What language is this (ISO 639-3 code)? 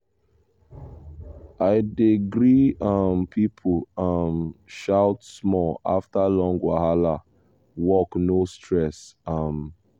pcm